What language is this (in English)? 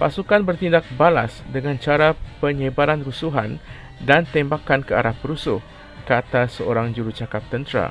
Malay